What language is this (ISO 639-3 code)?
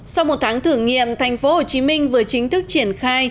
vie